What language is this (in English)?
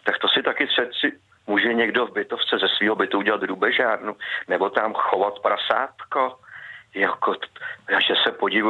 Czech